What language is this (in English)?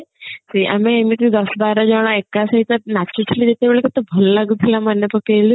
Odia